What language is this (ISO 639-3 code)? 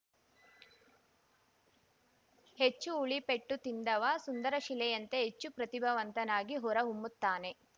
kan